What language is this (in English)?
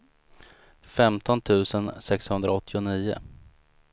Swedish